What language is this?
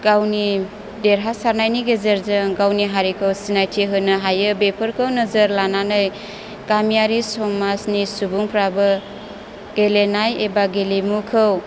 Bodo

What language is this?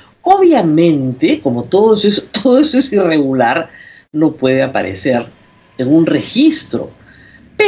Spanish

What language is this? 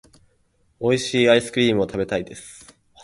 Japanese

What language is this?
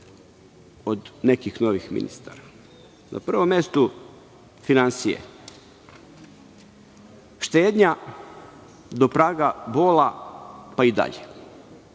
Serbian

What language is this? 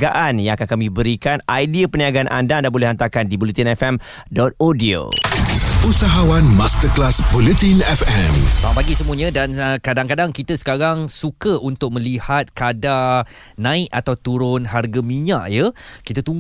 Malay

